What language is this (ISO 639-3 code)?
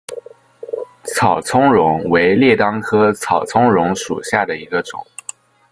zho